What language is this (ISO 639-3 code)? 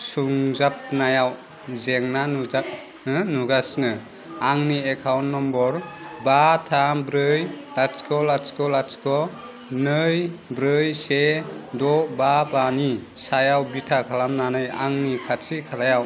brx